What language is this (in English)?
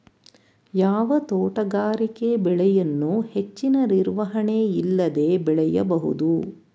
Kannada